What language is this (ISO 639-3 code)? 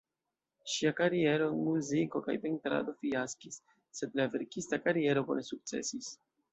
epo